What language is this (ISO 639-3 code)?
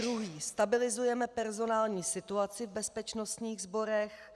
ces